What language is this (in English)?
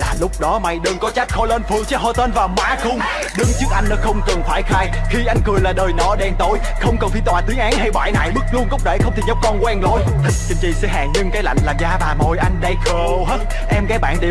Vietnamese